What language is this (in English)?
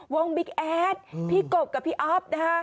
Thai